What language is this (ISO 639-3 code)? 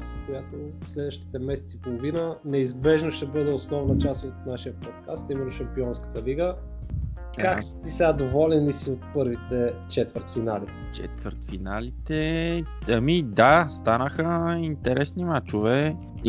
bul